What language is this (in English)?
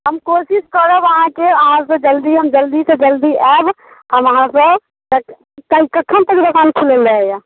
Maithili